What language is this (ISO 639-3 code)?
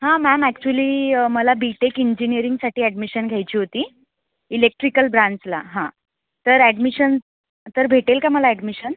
mar